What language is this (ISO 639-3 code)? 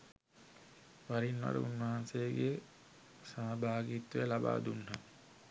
sin